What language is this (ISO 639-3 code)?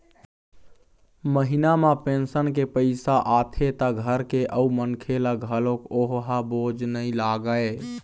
hne